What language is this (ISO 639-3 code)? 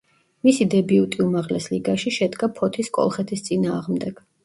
kat